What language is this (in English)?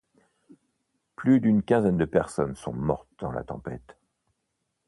French